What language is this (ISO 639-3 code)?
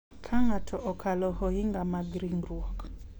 luo